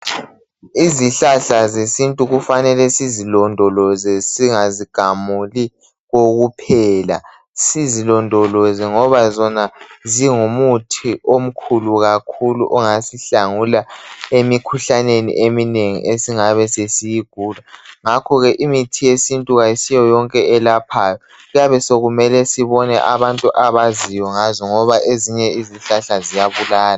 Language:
North Ndebele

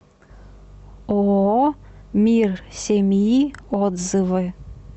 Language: Russian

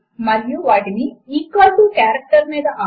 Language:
Telugu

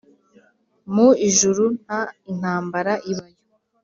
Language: Kinyarwanda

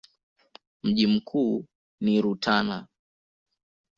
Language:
Swahili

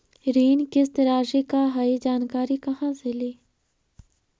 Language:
Magahi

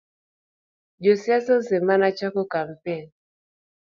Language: Luo (Kenya and Tanzania)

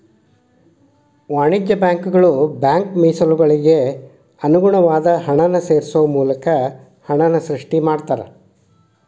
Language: Kannada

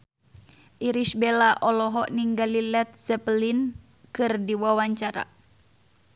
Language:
Sundanese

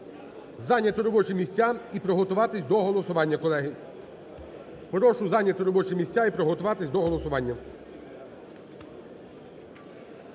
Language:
Ukrainian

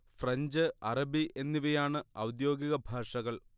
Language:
Malayalam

